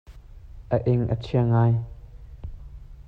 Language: Hakha Chin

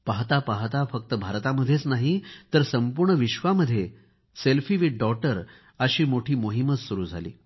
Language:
Marathi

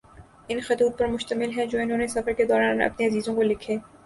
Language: Urdu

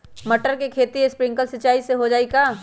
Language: Magahi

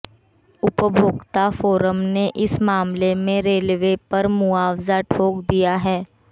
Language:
Hindi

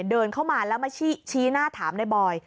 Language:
Thai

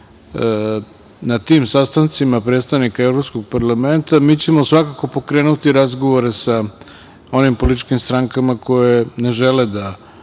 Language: Serbian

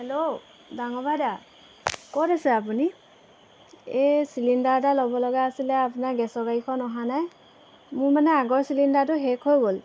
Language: Assamese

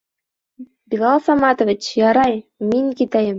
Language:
Bashkir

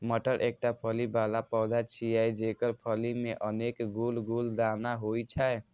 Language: Maithili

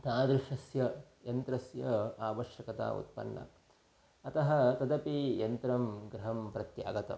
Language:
Sanskrit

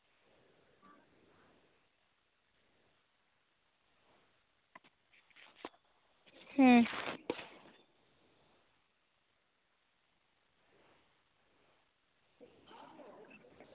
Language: Santali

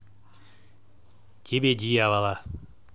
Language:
Russian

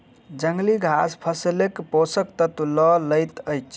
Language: Maithili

